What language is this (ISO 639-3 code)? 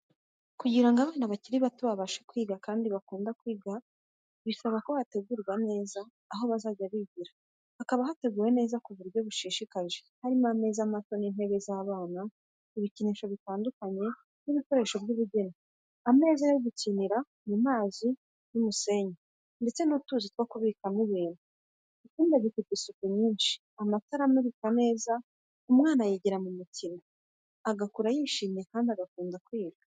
kin